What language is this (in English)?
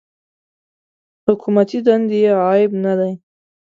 Pashto